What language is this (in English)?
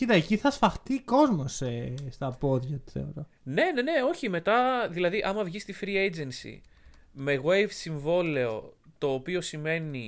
Greek